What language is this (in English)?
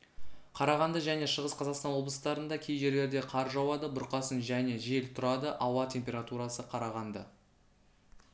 Kazakh